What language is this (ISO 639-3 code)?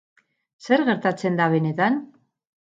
eus